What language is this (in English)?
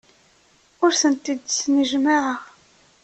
Kabyle